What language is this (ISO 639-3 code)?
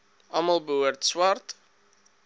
afr